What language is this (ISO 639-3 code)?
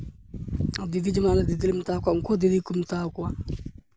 sat